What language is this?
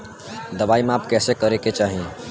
Bhojpuri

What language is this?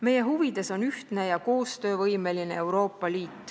Estonian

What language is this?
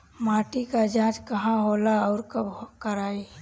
Bhojpuri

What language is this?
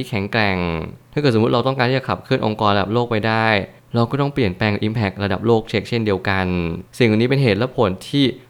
Thai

